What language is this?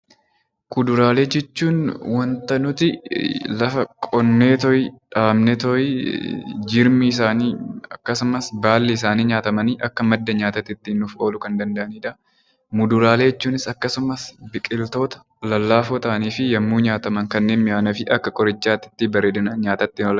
Oromo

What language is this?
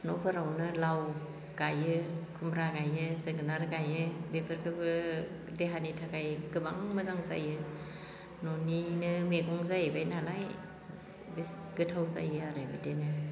Bodo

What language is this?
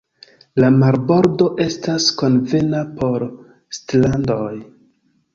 Esperanto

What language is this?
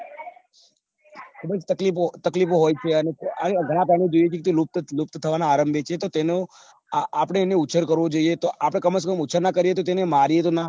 Gujarati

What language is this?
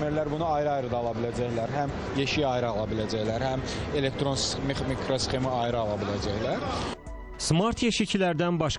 Turkish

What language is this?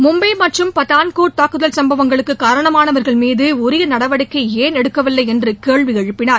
Tamil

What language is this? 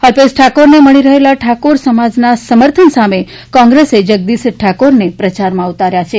Gujarati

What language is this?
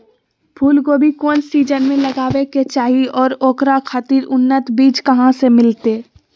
Magahi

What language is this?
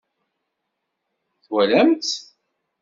Kabyle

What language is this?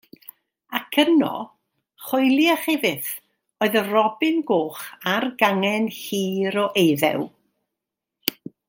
Welsh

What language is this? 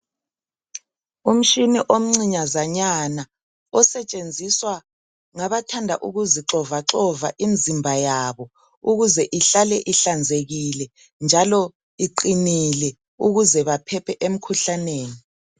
North Ndebele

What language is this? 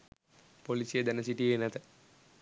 Sinhala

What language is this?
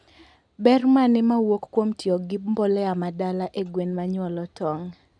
Luo (Kenya and Tanzania)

